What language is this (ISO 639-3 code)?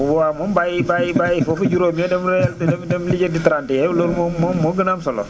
wol